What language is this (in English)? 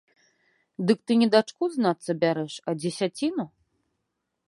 Belarusian